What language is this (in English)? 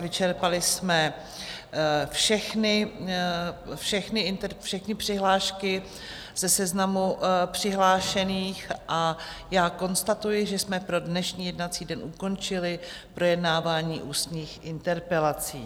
Czech